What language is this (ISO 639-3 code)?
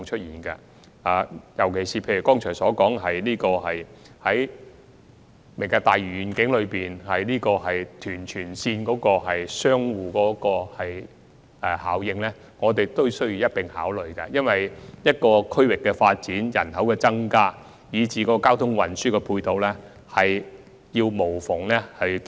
yue